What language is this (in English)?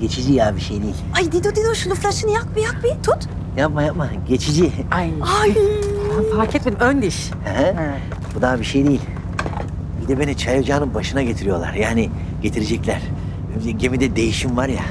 Turkish